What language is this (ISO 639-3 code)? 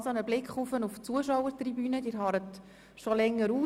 gsw